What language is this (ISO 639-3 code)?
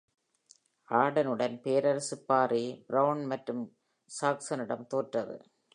tam